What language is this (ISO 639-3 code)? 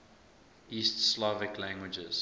eng